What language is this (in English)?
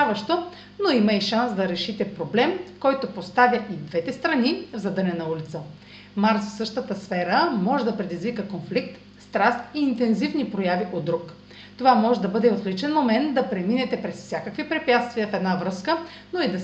Bulgarian